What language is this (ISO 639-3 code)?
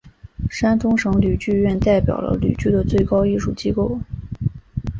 zho